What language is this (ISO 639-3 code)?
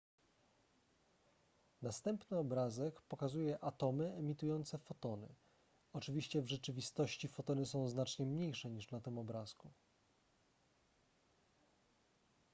pol